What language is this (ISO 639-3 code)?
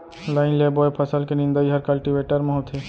hne